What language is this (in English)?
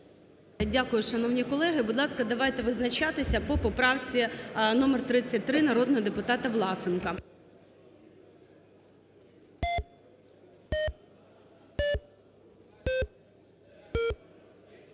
Ukrainian